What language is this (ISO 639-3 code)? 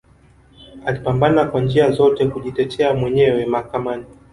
swa